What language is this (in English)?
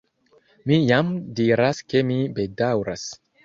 Esperanto